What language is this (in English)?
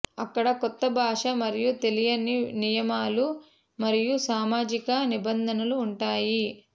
Telugu